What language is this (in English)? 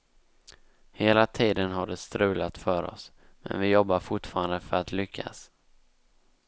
Swedish